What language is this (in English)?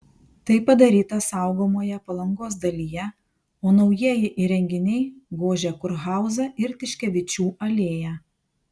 Lithuanian